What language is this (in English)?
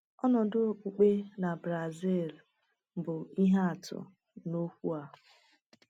Igbo